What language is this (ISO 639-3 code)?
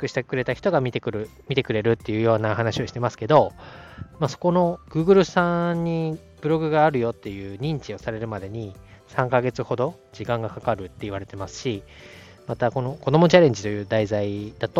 jpn